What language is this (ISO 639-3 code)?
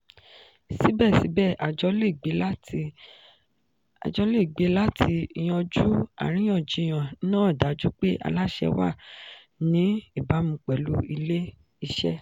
yor